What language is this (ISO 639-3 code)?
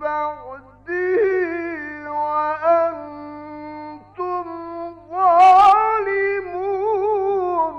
ara